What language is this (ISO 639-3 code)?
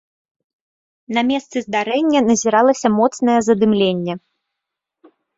bel